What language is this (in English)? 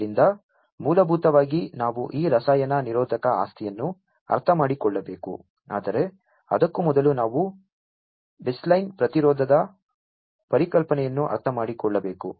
Kannada